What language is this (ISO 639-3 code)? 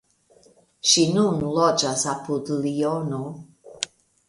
epo